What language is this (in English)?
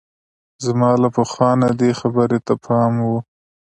Pashto